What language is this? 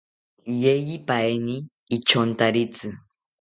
South Ucayali Ashéninka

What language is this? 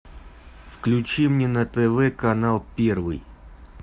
Russian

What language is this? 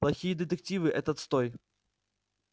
Russian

